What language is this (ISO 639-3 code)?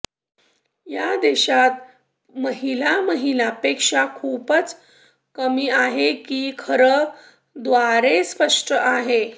mar